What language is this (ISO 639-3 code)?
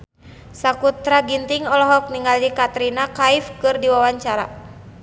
sun